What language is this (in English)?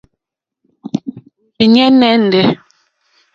Mokpwe